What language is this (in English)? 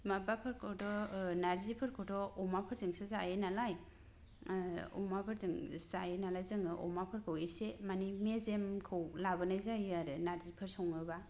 Bodo